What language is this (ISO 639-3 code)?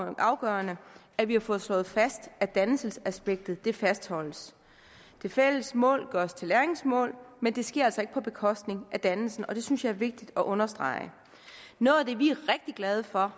dan